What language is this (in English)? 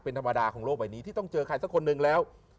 Thai